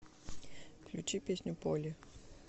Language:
Russian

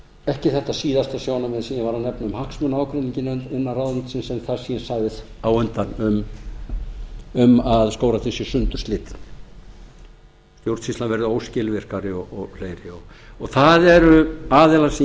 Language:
Icelandic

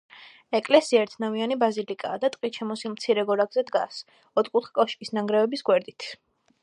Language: Georgian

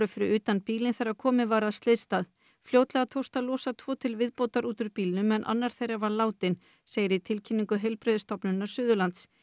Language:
Icelandic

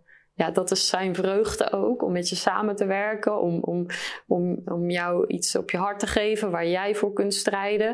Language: Dutch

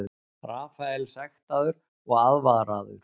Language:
Icelandic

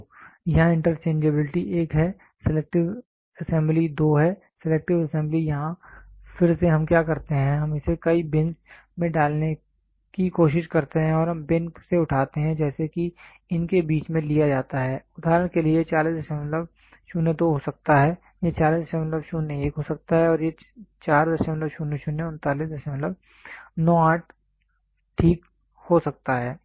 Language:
Hindi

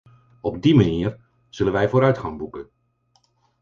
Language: Dutch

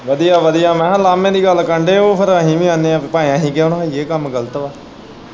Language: Punjabi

